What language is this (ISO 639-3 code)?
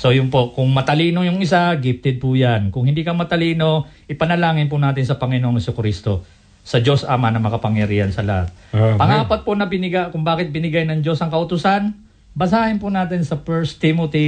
fil